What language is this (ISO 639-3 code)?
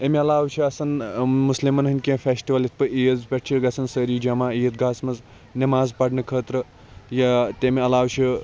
kas